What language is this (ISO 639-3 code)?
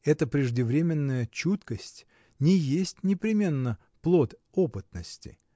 rus